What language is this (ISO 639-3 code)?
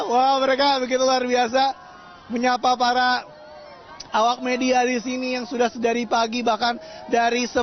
ind